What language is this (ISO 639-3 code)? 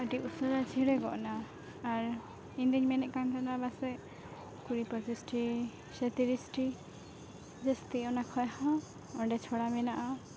sat